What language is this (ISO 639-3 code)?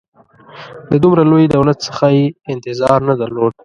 pus